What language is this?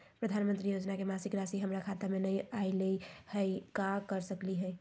Magahi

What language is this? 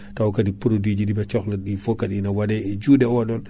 Fula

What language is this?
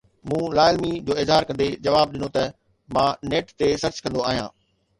Sindhi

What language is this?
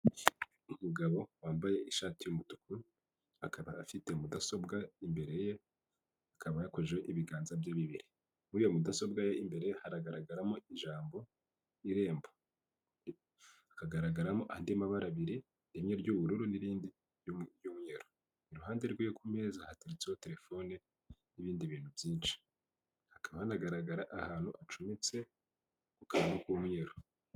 Kinyarwanda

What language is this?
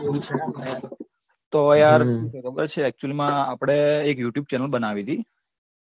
Gujarati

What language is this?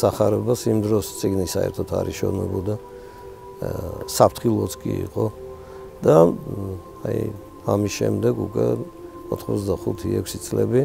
Romanian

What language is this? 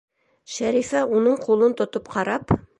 Bashkir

